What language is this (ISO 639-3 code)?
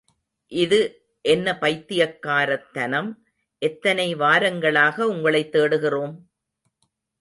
tam